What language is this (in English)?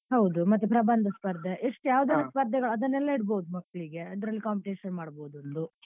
Kannada